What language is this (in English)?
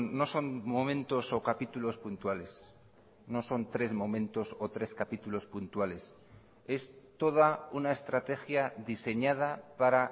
Spanish